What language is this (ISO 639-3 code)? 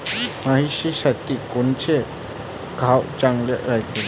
mar